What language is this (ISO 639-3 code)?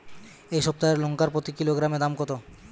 ben